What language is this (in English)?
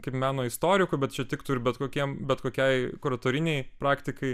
Lithuanian